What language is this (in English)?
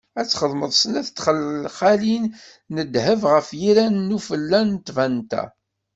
Kabyle